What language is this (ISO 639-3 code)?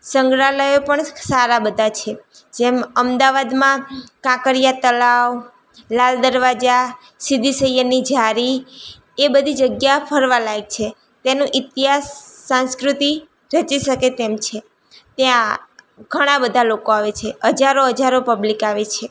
guj